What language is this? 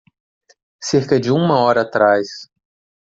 Portuguese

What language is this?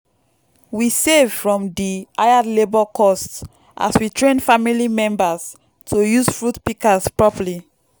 Nigerian Pidgin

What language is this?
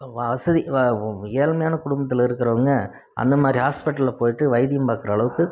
Tamil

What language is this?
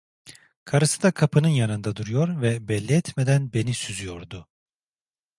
Turkish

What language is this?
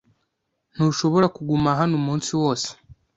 Kinyarwanda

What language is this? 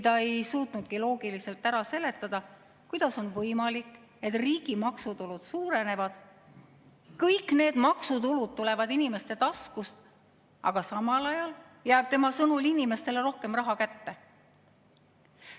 Estonian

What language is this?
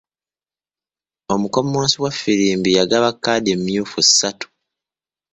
Ganda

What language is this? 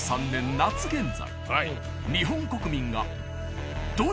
Japanese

